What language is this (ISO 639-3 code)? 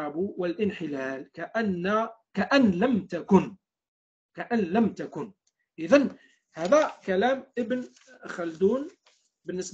ara